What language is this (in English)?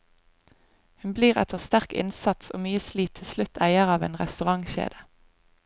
Norwegian